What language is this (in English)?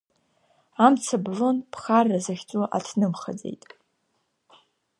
Abkhazian